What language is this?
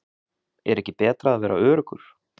Icelandic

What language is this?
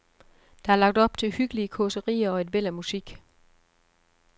Danish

